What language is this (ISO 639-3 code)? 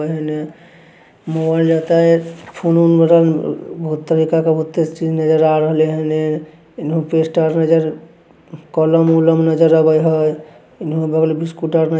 mag